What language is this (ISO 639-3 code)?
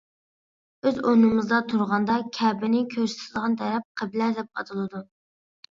uig